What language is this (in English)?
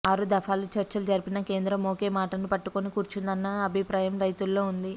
Telugu